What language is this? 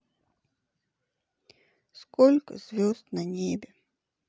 Russian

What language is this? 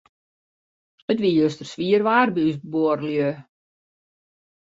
Western Frisian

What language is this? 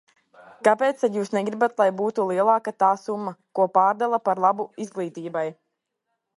Latvian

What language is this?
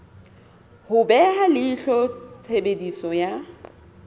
Southern Sotho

